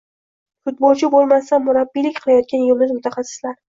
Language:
Uzbek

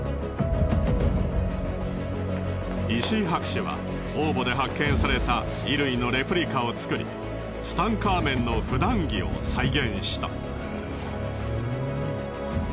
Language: Japanese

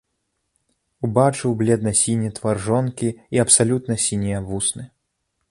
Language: Belarusian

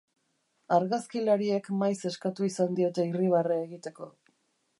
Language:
Basque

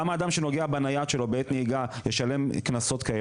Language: Hebrew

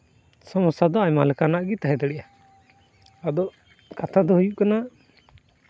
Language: Santali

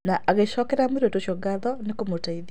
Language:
Kikuyu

